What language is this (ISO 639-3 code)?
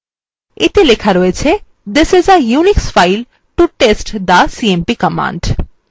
ben